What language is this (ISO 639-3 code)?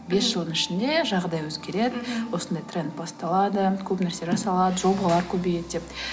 kaz